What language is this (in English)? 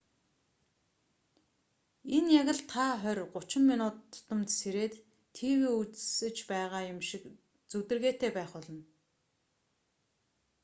Mongolian